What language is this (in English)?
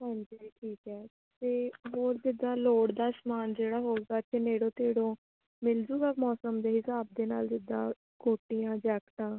Punjabi